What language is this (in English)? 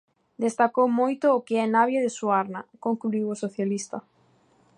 Galician